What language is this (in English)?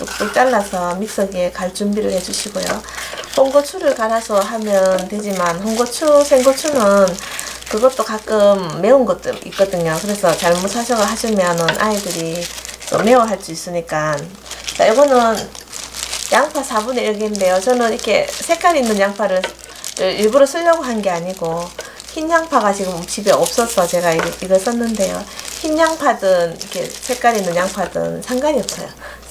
Korean